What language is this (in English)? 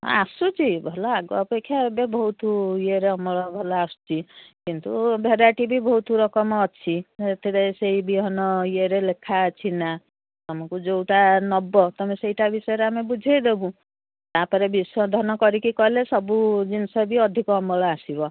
Odia